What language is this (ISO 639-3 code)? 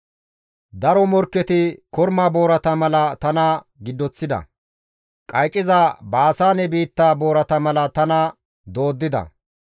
gmv